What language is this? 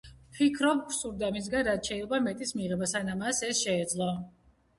Georgian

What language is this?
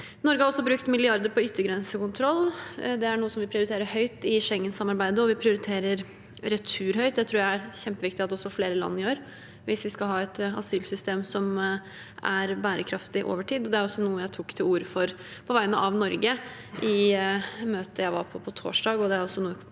Norwegian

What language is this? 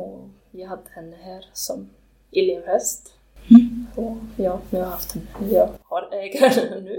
Swedish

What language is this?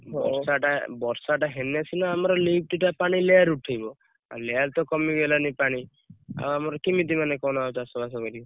Odia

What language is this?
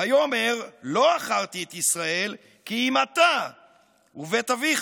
Hebrew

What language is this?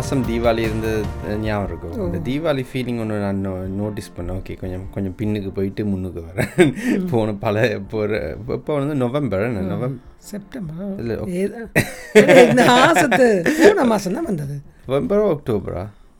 Tamil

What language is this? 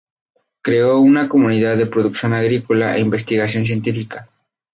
Spanish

